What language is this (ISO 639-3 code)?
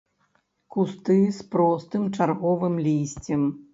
bel